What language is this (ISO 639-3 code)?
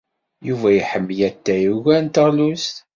kab